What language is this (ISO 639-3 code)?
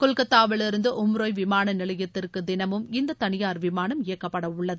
tam